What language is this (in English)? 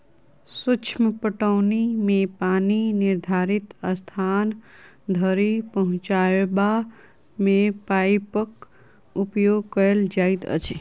Maithili